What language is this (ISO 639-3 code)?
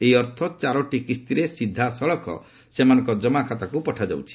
ori